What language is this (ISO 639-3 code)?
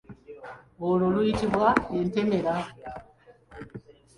lug